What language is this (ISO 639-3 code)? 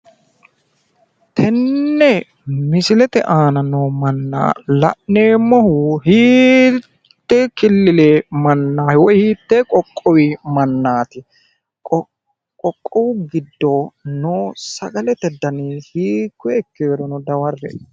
sid